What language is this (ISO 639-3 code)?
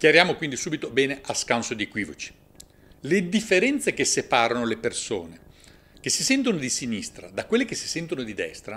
ita